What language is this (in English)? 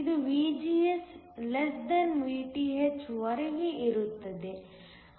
Kannada